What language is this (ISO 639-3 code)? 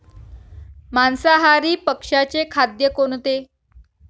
mar